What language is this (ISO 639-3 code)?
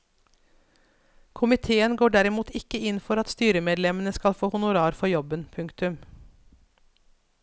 nor